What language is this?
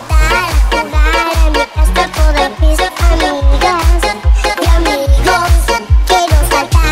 Thai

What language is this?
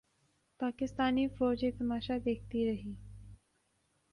Urdu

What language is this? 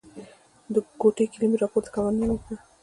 Pashto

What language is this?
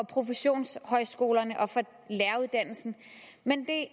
Danish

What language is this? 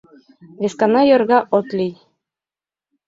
Mari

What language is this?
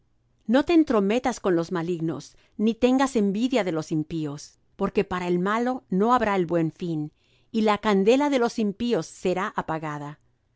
Spanish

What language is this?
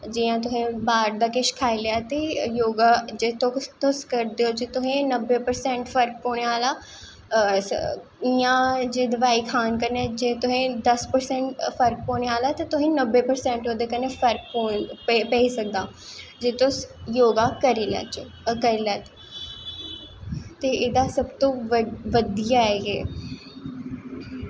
Dogri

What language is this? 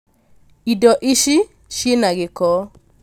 Kikuyu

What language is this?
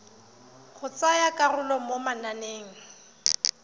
Tswana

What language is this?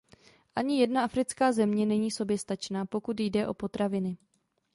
Czech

